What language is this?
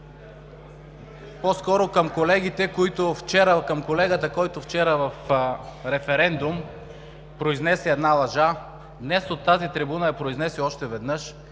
Bulgarian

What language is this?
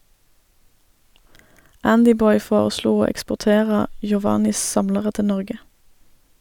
Norwegian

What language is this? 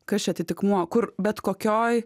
Lithuanian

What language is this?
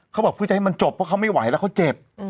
Thai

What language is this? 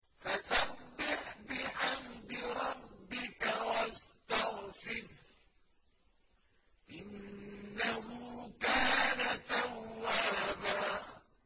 Arabic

